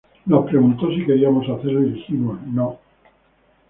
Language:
Spanish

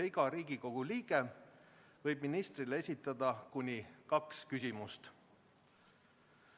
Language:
Estonian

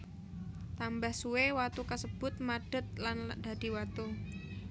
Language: Javanese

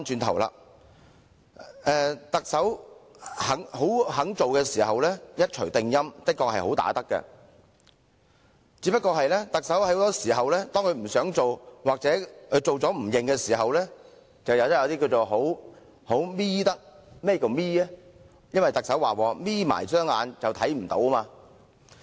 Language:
Cantonese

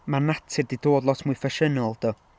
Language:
Welsh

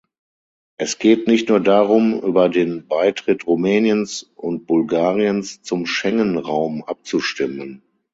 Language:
German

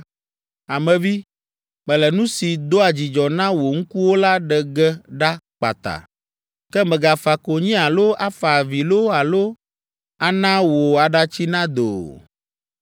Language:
Ewe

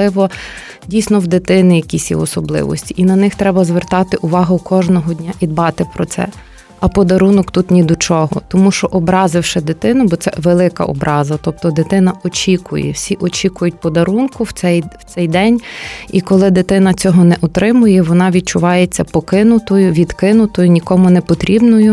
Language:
Ukrainian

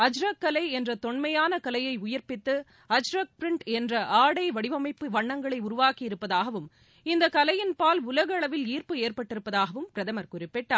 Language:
Tamil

